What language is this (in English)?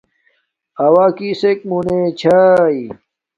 Domaaki